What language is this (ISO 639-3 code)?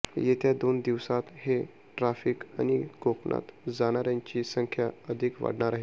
mar